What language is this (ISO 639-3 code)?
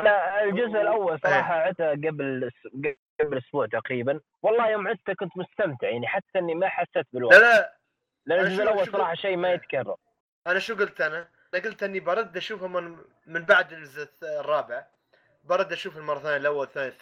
ara